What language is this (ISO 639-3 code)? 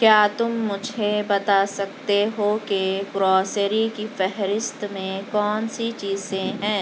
urd